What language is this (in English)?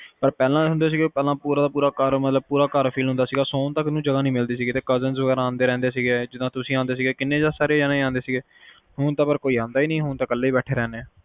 Punjabi